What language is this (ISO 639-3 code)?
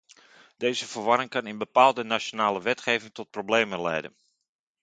nld